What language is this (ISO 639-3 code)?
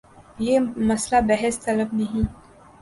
urd